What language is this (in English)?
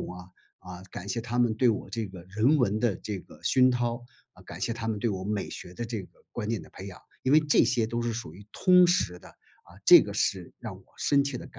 Chinese